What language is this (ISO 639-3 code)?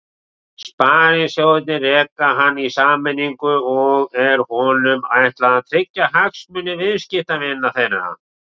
isl